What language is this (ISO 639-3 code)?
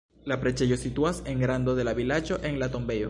epo